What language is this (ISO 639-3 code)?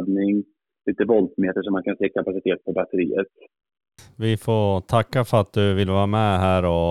swe